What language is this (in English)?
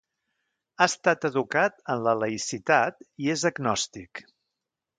Catalan